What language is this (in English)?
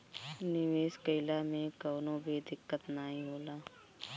Bhojpuri